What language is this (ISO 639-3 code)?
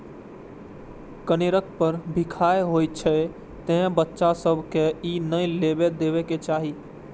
mai